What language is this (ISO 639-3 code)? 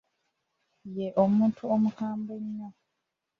lug